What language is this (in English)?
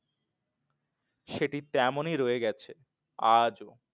Bangla